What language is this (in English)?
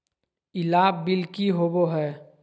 Magahi